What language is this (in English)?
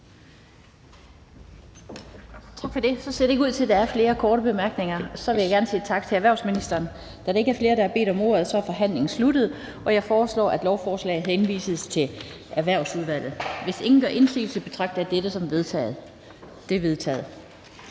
Danish